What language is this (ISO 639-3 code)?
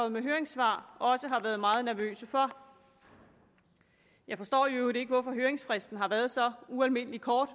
dan